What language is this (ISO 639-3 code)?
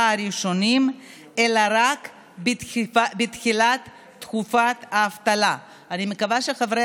heb